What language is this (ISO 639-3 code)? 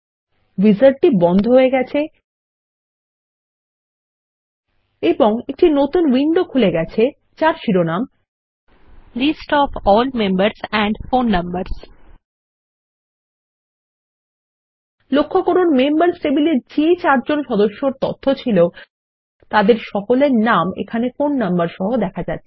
ben